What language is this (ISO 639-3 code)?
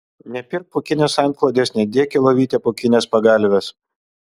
lit